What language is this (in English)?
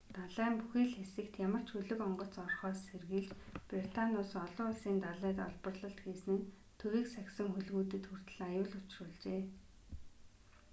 Mongolian